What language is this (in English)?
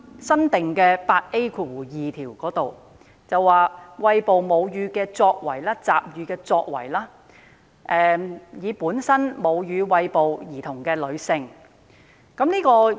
Cantonese